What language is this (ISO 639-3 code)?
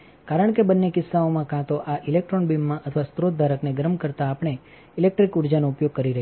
guj